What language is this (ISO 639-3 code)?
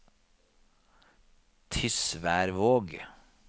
nor